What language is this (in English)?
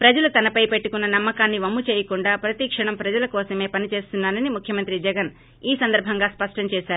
Telugu